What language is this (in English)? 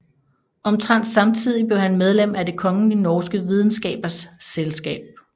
Danish